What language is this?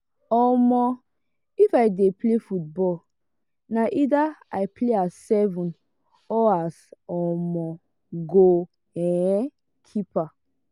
Nigerian Pidgin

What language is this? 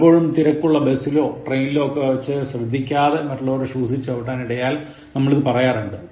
Malayalam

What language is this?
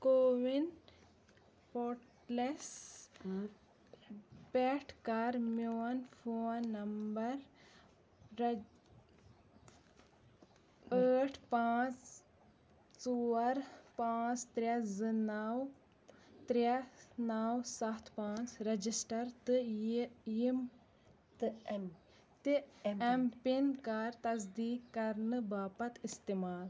Kashmiri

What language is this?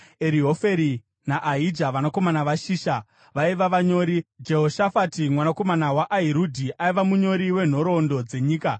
Shona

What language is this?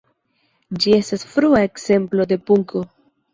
Esperanto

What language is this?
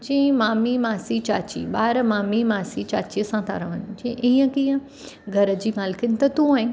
Sindhi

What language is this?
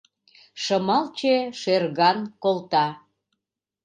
Mari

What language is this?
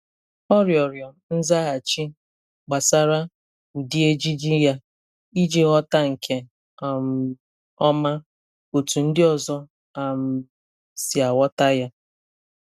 Igbo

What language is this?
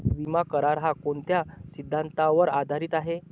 Marathi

